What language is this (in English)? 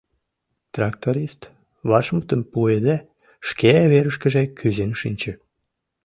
Mari